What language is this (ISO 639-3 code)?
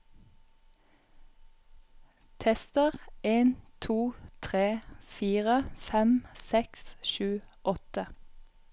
nor